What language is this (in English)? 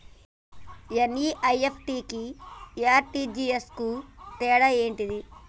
Telugu